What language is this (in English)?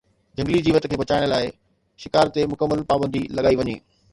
Sindhi